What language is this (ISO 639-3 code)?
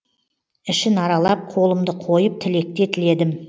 kaz